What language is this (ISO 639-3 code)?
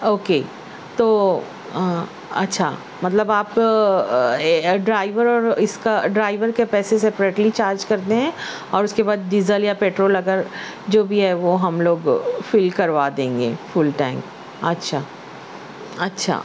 urd